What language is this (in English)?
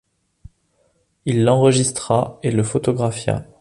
French